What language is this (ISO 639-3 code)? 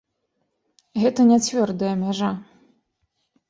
bel